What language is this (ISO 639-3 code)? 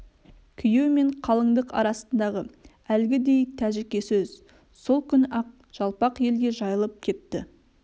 kaz